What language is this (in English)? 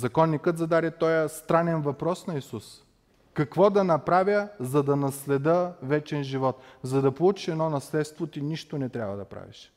Bulgarian